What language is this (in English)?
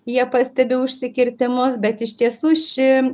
Lithuanian